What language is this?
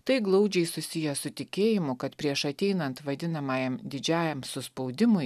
Lithuanian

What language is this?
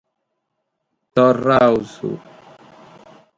Sardinian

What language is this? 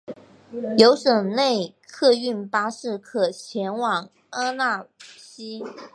Chinese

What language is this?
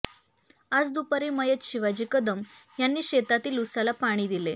Marathi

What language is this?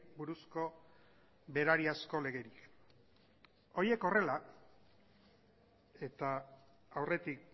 Basque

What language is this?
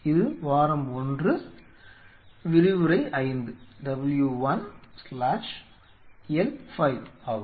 Tamil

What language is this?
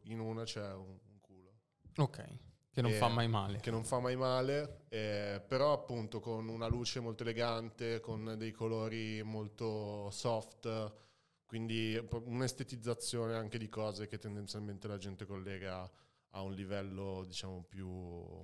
Italian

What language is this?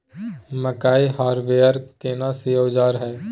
Maithili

